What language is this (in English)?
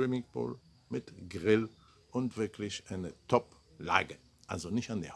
German